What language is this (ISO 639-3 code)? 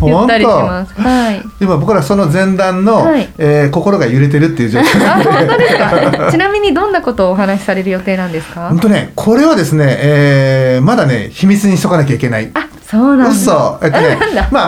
jpn